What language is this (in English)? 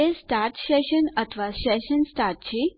Gujarati